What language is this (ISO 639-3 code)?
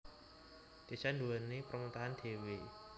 jav